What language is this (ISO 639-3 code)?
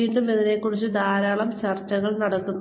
mal